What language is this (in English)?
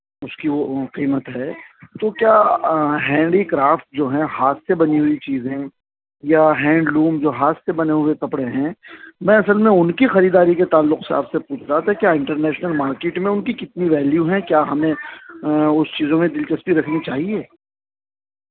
Urdu